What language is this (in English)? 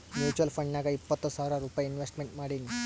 Kannada